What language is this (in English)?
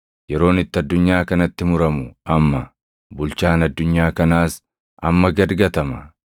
Oromo